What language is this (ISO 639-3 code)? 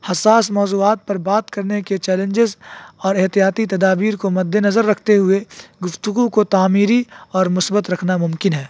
urd